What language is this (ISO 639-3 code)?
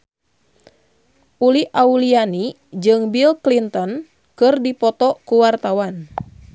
sun